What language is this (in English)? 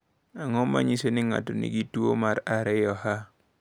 Luo (Kenya and Tanzania)